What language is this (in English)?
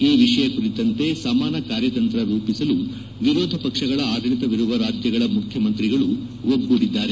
Kannada